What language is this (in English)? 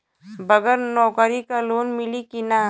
Bhojpuri